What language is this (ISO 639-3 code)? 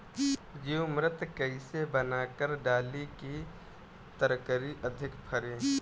bho